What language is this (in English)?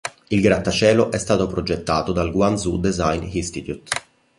Italian